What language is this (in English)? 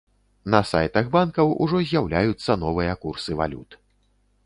Belarusian